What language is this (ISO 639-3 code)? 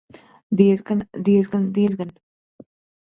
lav